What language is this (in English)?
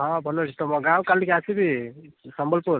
Odia